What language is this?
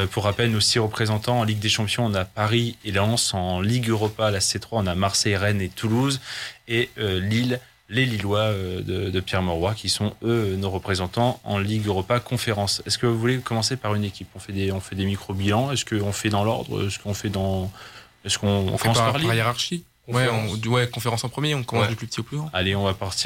French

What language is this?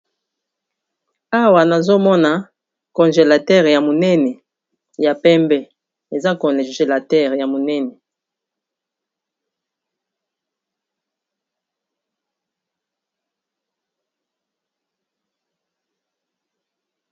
Lingala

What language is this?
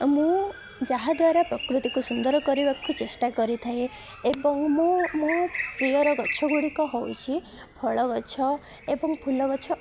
Odia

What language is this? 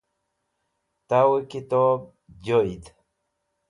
Wakhi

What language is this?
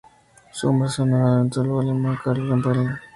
Spanish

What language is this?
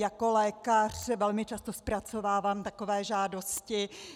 Czech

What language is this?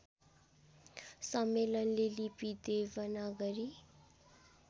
Nepali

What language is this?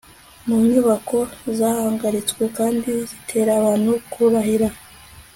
Kinyarwanda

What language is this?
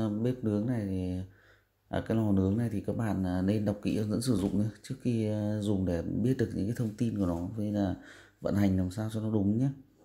Vietnamese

